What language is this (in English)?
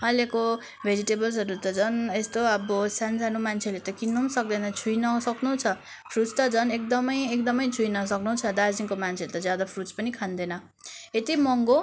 Nepali